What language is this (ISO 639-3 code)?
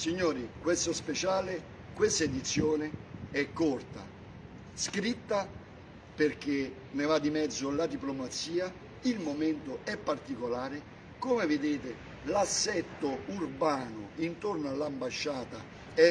ita